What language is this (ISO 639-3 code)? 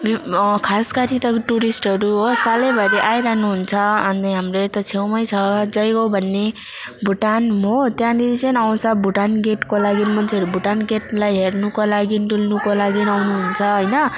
nep